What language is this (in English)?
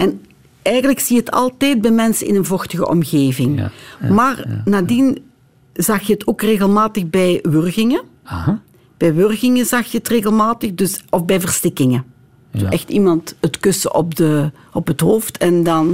Dutch